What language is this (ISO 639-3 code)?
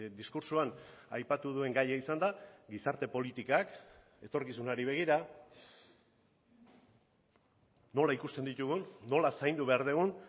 eus